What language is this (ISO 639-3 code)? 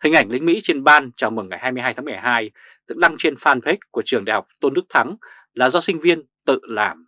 vie